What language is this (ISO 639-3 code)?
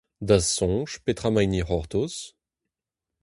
bre